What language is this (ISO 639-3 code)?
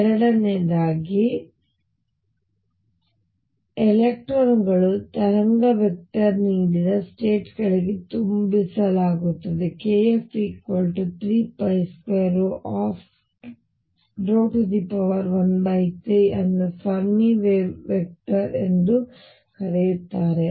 kan